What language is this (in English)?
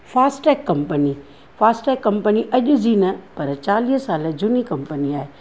Sindhi